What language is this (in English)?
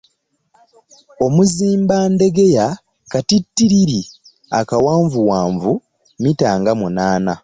Ganda